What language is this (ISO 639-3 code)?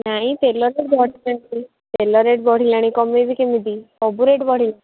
ori